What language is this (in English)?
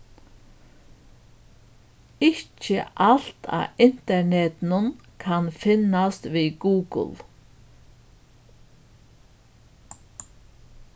Faroese